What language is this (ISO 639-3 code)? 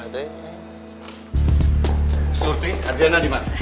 ind